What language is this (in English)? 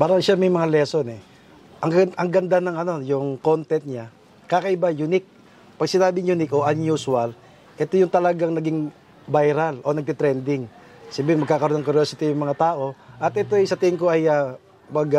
Filipino